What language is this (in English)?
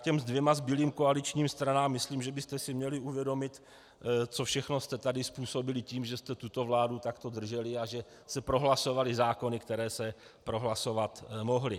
Czech